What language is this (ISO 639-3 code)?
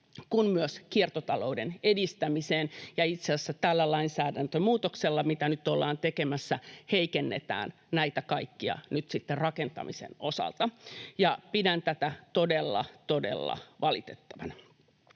fin